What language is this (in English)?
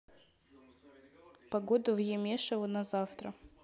Russian